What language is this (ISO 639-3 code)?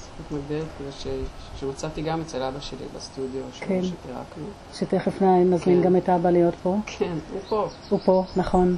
heb